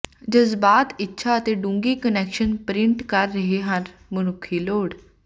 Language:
Punjabi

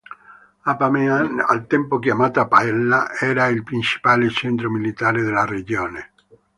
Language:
Italian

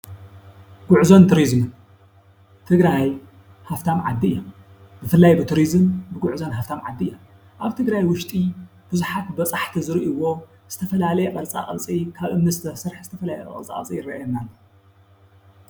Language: Tigrinya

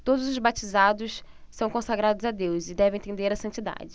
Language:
Portuguese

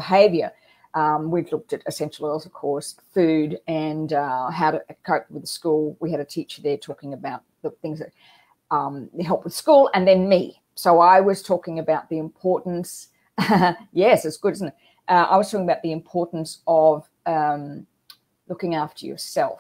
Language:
English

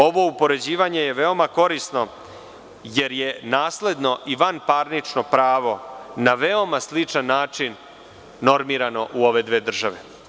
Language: Serbian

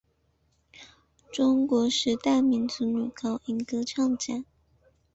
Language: Chinese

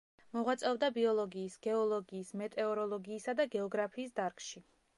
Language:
Georgian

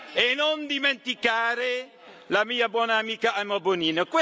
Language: Italian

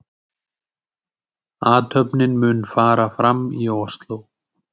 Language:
Icelandic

